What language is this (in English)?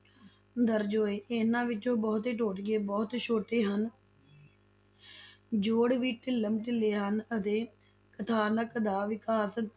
Punjabi